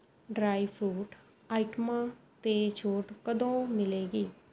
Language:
Punjabi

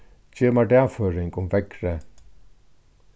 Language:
Faroese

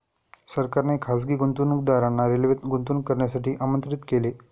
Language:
Marathi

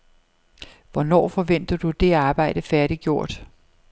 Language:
Danish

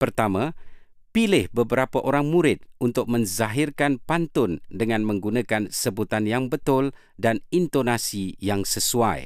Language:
Malay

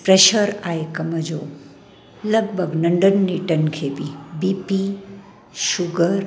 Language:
Sindhi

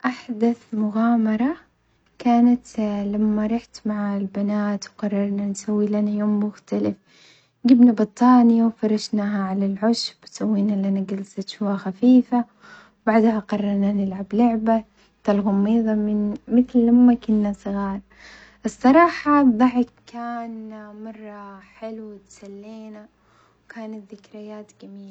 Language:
Omani Arabic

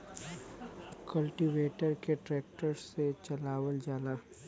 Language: Bhojpuri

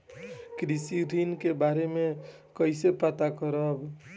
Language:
Bhojpuri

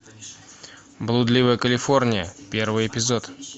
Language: Russian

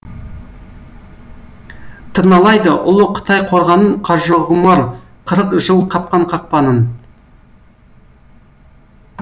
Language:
Kazakh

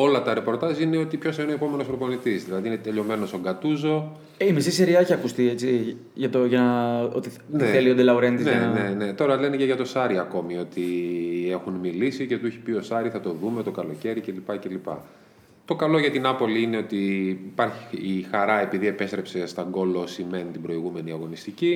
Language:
Greek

